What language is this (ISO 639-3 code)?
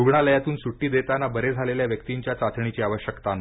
mar